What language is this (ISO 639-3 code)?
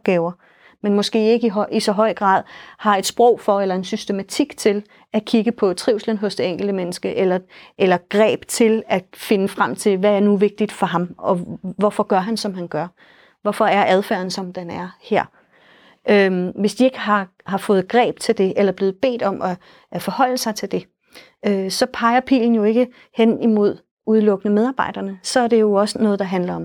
dan